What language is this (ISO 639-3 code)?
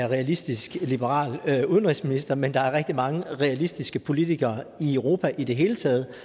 dan